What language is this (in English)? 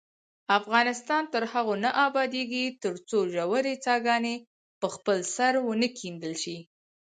Pashto